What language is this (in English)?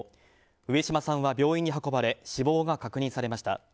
Japanese